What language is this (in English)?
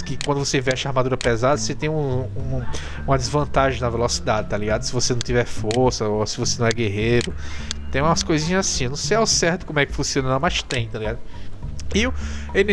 Portuguese